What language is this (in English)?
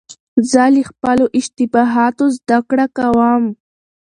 Pashto